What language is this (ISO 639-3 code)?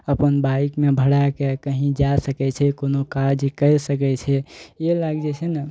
mai